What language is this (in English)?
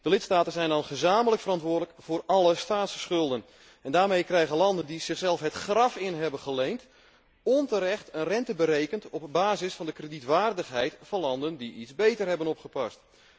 Dutch